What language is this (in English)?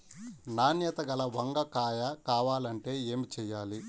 Telugu